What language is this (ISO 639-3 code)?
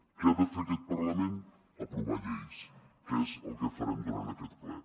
cat